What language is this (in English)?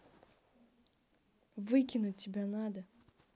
Russian